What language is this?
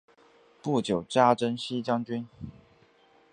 Chinese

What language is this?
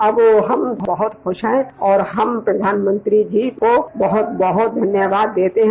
Hindi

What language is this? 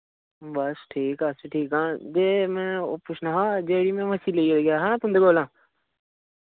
Dogri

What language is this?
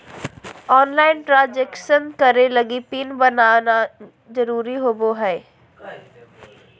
Magahi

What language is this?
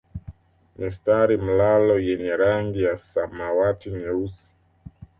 Swahili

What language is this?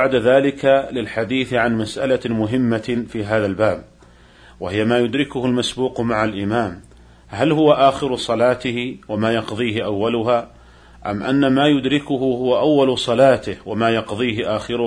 Arabic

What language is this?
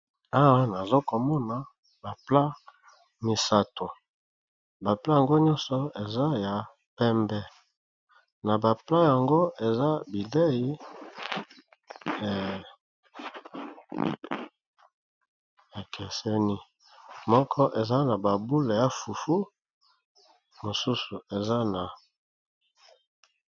Lingala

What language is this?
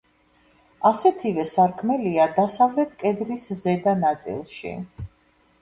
Georgian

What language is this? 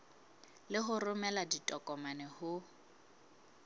Southern Sotho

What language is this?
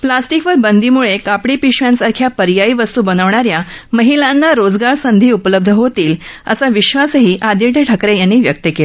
Marathi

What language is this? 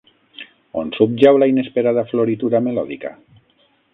Catalan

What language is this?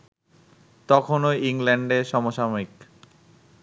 Bangla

